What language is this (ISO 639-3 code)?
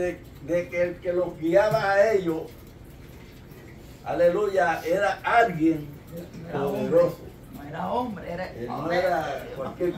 spa